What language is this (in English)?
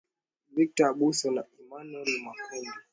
Swahili